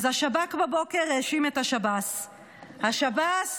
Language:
Hebrew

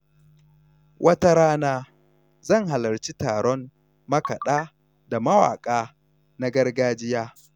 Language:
Hausa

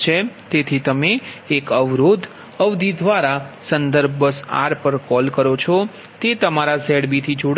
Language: Gujarati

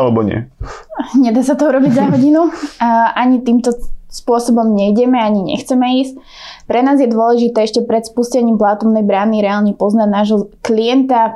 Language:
Slovak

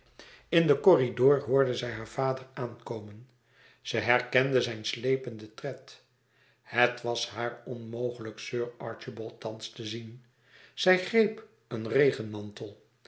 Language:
Dutch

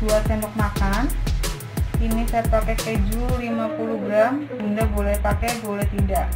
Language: Indonesian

